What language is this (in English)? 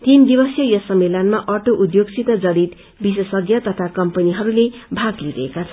Nepali